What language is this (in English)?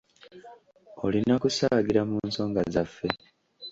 Ganda